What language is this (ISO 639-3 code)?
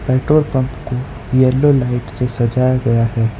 hin